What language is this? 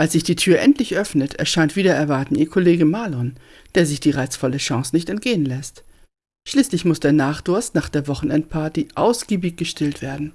German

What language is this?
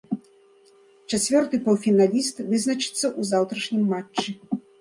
Belarusian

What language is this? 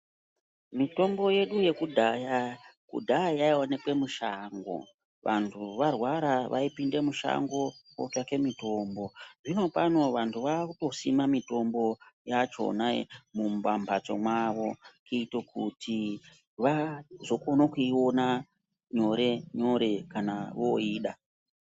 Ndau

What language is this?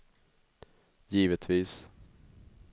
Swedish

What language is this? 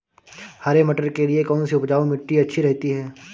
Hindi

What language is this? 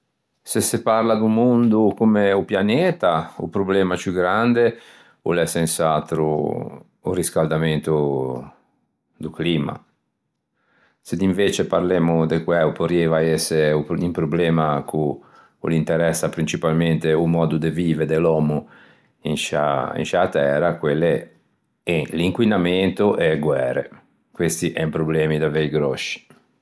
Ligurian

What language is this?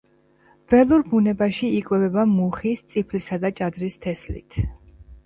Georgian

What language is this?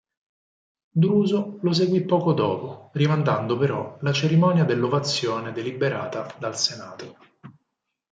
Italian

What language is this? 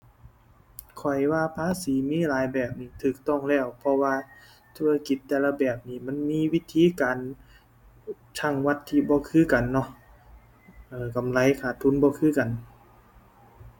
Thai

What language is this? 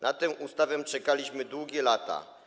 Polish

